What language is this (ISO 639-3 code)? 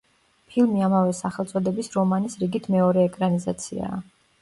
kat